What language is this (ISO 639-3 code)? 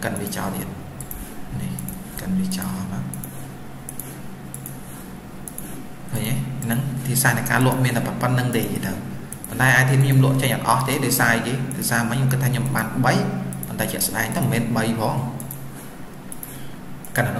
vie